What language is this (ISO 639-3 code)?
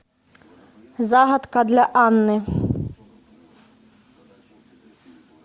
rus